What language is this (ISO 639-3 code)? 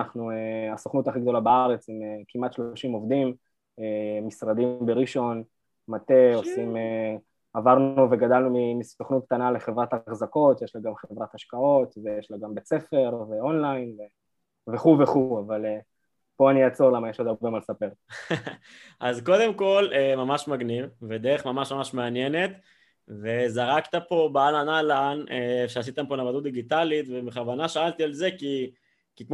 heb